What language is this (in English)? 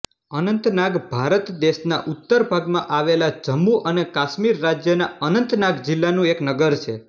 Gujarati